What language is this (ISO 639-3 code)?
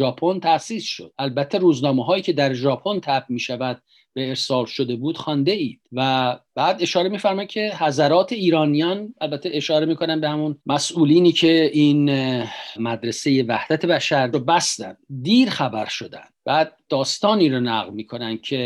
fas